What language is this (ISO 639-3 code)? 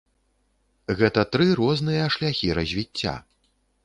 bel